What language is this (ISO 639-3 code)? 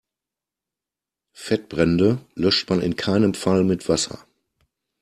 deu